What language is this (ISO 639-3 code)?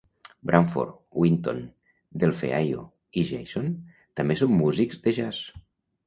cat